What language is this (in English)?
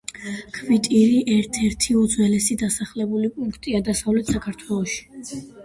Georgian